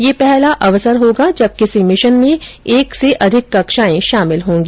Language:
Hindi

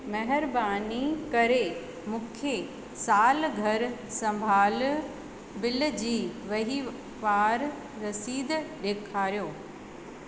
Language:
Sindhi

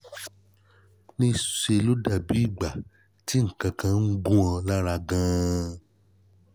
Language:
Yoruba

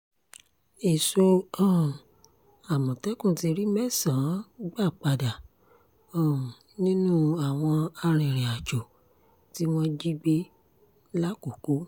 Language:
Yoruba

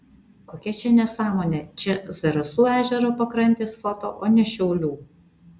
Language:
Lithuanian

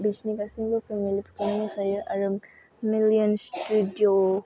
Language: Bodo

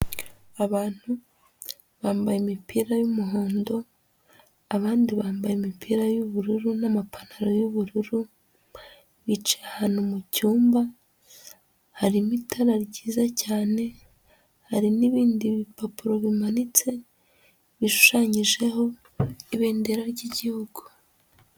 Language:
Kinyarwanda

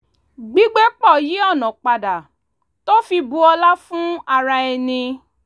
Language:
Yoruba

